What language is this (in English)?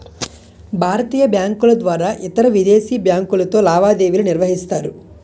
Telugu